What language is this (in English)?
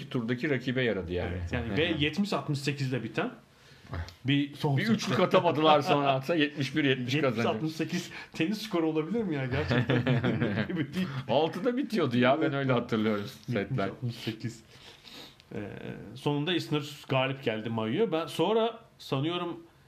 Turkish